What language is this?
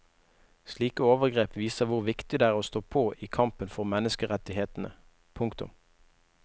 Norwegian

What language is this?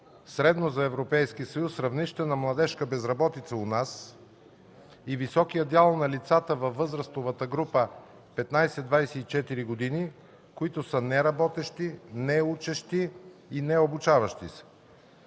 Bulgarian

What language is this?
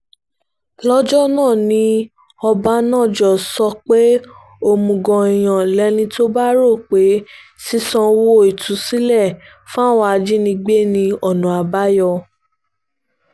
Yoruba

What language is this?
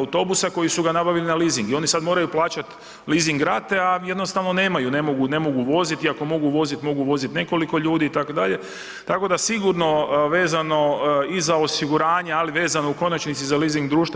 Croatian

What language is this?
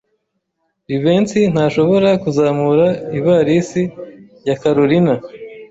Kinyarwanda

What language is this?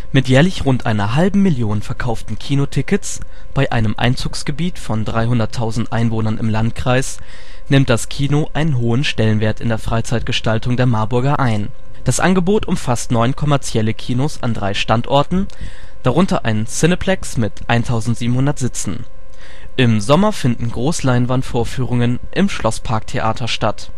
German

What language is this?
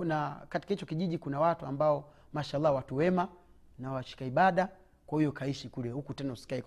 Swahili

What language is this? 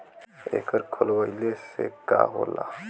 Bhojpuri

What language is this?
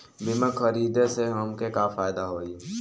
Bhojpuri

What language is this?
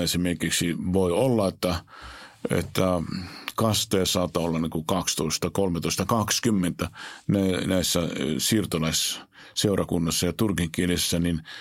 Finnish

